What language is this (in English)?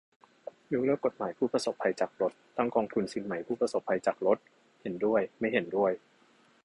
Thai